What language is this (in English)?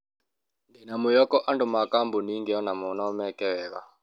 Kikuyu